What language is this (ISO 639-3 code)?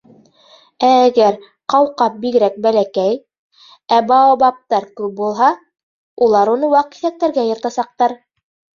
bak